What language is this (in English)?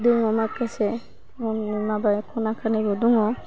Bodo